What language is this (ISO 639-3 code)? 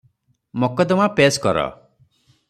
ori